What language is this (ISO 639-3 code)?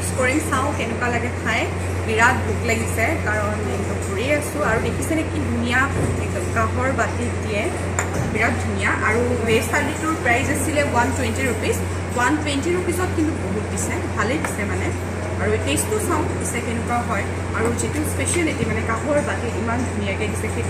hin